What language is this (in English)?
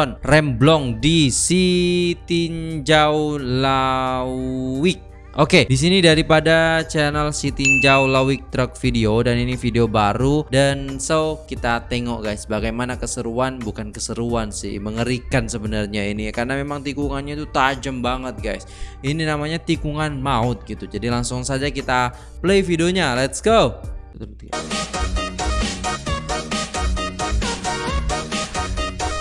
Indonesian